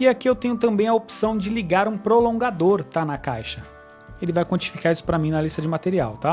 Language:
Portuguese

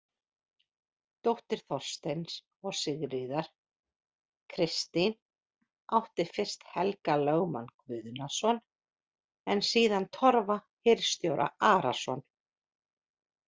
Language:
Icelandic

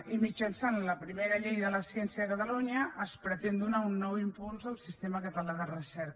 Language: Catalan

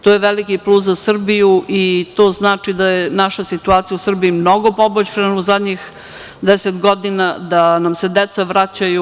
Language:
Serbian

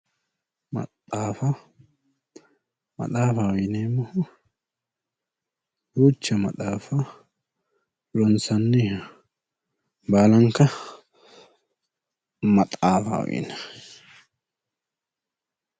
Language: Sidamo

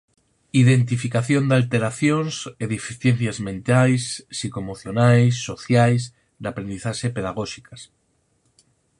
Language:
Galician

